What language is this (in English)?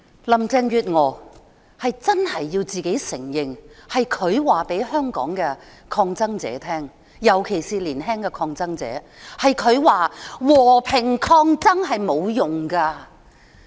Cantonese